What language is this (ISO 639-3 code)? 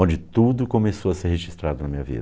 por